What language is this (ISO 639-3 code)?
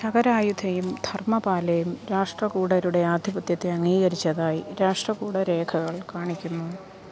mal